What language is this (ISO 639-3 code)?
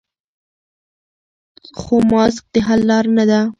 pus